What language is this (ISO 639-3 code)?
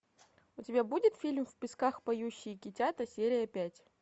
rus